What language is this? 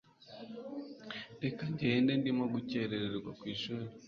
Kinyarwanda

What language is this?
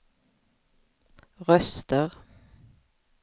Swedish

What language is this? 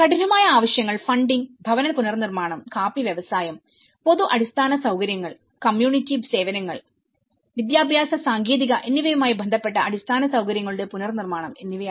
Malayalam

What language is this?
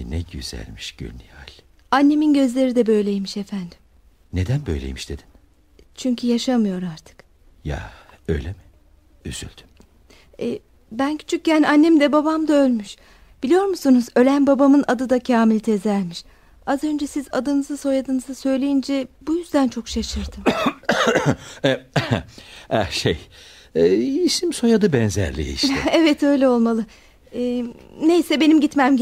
Turkish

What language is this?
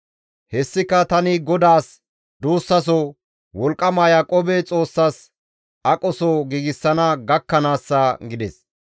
Gamo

